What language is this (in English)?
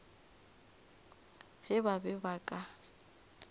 Northern Sotho